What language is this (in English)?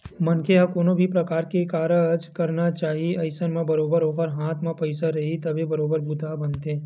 Chhattisgarhi